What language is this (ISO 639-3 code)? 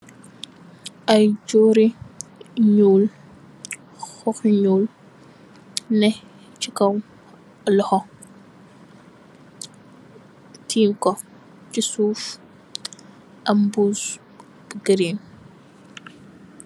wol